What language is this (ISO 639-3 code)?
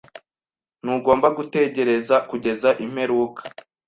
kin